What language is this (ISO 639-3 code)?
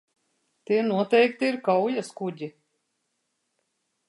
lav